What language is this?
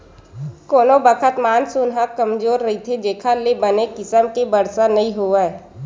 Chhattisgarhi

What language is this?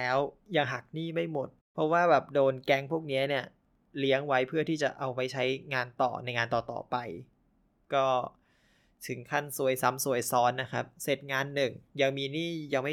Thai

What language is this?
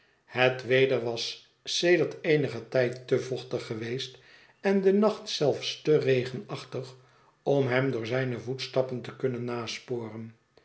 Dutch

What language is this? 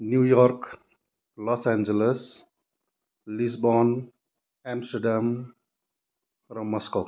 Nepali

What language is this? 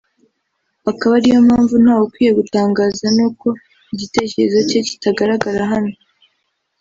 Kinyarwanda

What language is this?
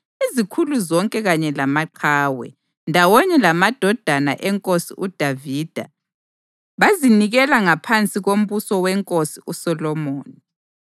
North Ndebele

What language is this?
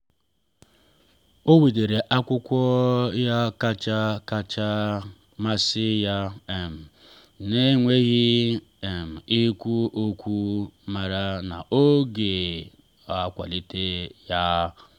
Igbo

